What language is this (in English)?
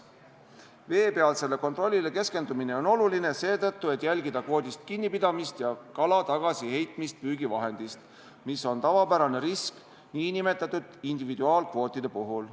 Estonian